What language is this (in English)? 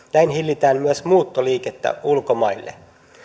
Finnish